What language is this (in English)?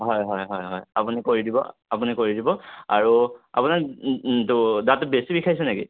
Assamese